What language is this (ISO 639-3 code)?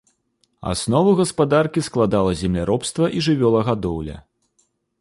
bel